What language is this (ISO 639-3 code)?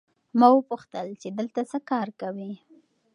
pus